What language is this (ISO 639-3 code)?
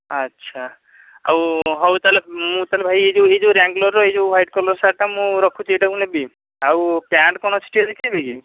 ori